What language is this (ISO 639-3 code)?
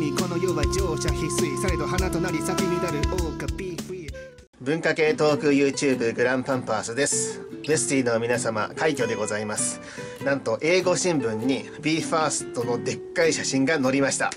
jpn